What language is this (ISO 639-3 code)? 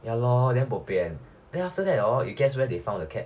eng